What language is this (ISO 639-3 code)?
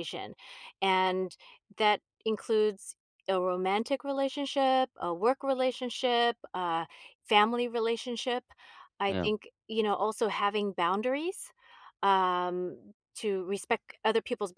eng